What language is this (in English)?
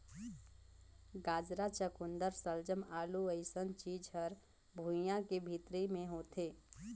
Chhattisgarhi